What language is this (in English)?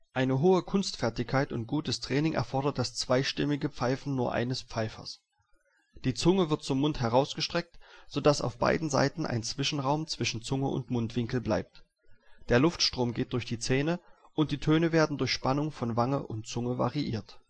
German